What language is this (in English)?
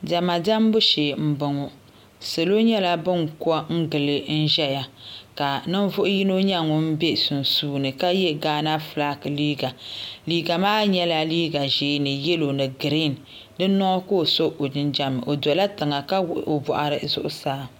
Dagbani